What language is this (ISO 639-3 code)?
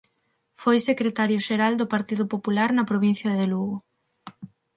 glg